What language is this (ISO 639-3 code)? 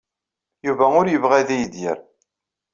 kab